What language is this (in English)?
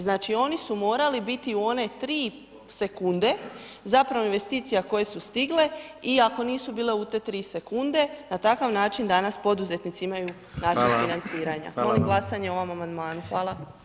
Croatian